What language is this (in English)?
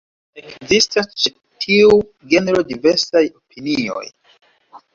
Esperanto